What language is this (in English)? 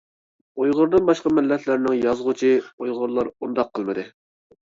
Uyghur